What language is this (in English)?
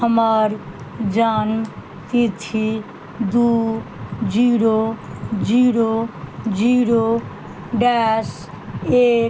Maithili